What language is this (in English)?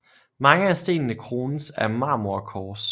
Danish